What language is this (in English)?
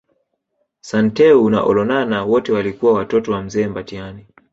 Swahili